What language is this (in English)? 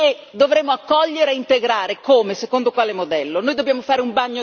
Italian